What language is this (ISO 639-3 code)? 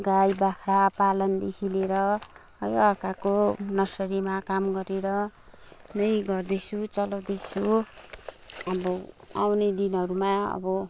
nep